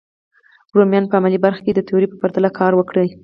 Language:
Pashto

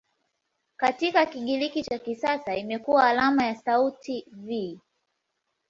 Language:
Swahili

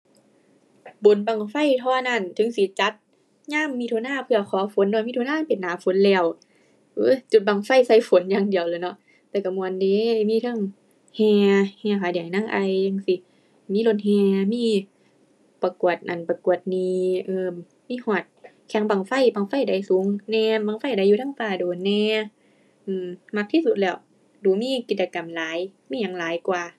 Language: Thai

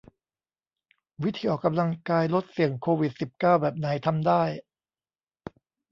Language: Thai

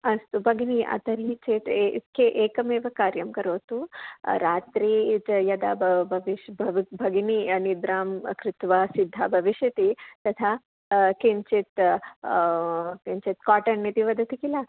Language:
Sanskrit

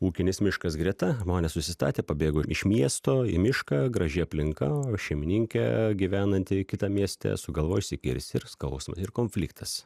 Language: Lithuanian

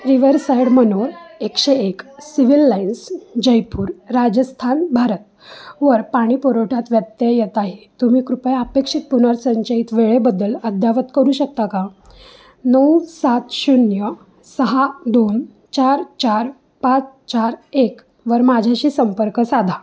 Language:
Marathi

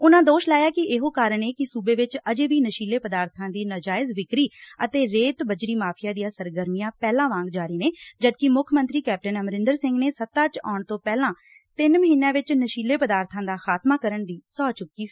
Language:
Punjabi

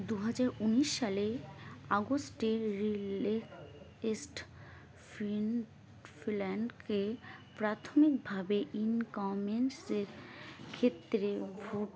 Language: Bangla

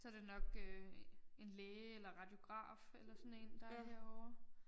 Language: Danish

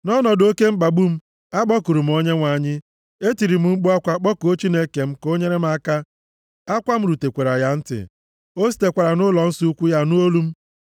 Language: Igbo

